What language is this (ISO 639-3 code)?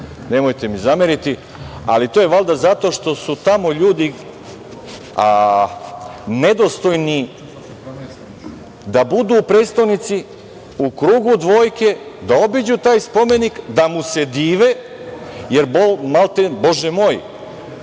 srp